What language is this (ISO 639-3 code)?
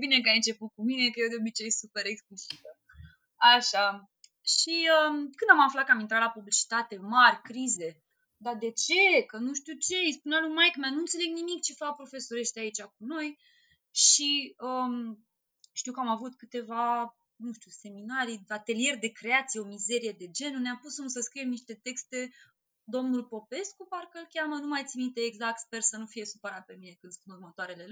ron